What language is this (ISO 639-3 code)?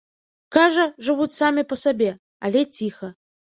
bel